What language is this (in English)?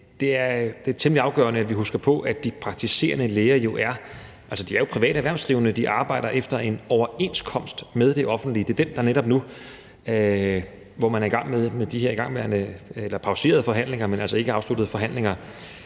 Danish